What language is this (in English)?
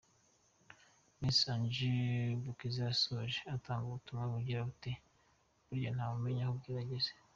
Kinyarwanda